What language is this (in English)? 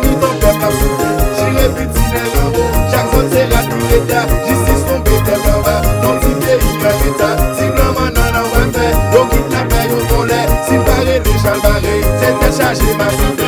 Romanian